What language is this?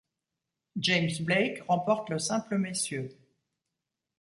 French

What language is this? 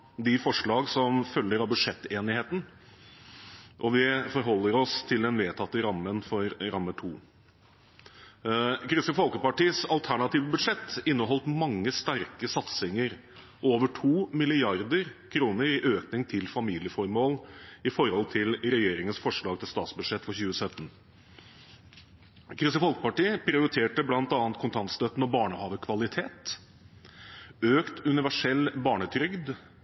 Norwegian Bokmål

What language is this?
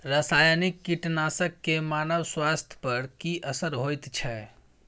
Maithili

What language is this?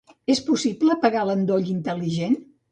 Catalan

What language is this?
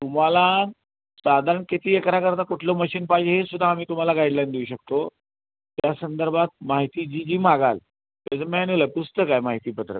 Marathi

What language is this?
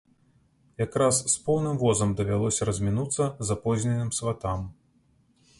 Belarusian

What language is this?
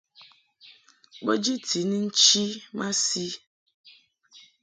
Mungaka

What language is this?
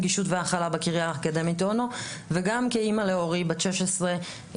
Hebrew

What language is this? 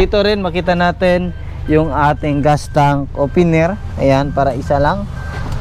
Filipino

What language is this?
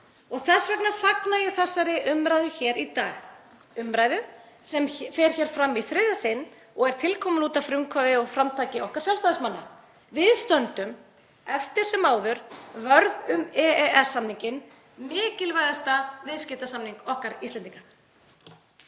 Icelandic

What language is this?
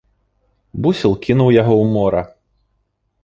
Belarusian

